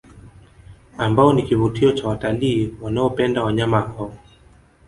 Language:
Swahili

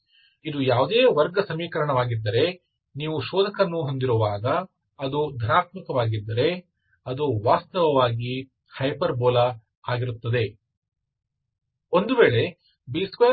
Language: Kannada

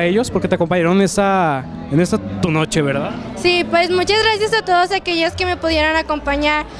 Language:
Spanish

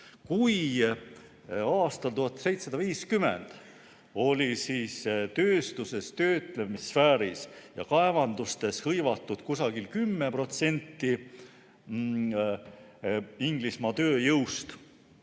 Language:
Estonian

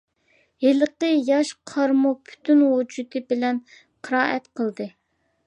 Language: Uyghur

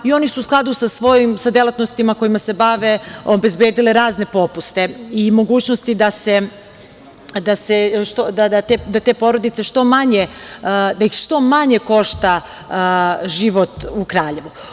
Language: Serbian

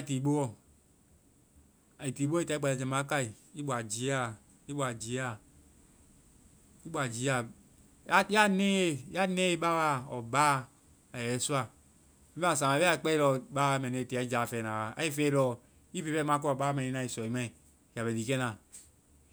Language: Vai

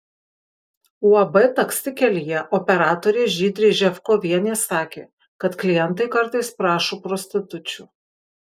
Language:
Lithuanian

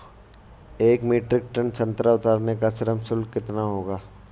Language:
Hindi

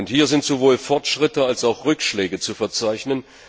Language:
German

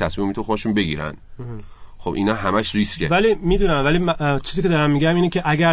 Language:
Persian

